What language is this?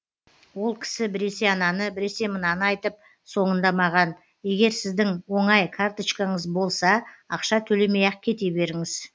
Kazakh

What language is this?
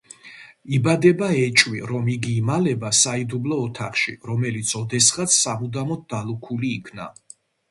Georgian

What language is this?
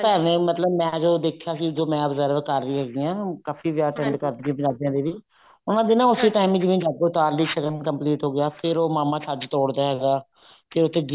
Punjabi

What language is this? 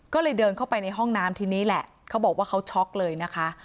Thai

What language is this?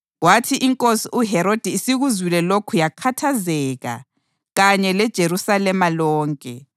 North Ndebele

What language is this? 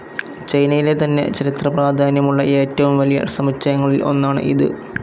Malayalam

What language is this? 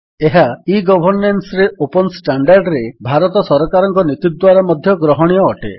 Odia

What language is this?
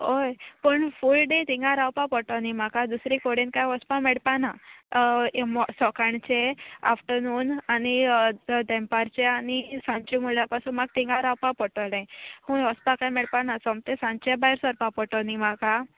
Konkani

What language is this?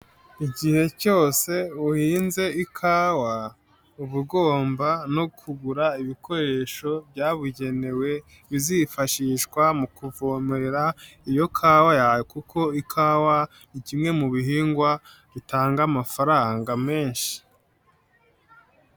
Kinyarwanda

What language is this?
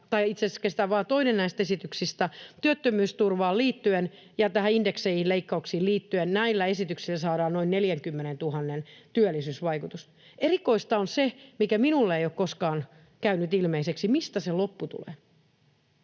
Finnish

